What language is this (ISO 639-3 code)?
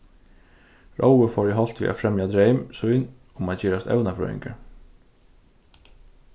fao